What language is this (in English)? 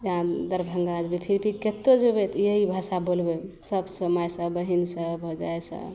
Maithili